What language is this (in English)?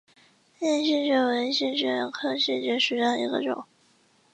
Chinese